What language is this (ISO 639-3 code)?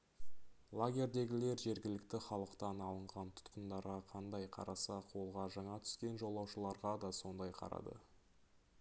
kaz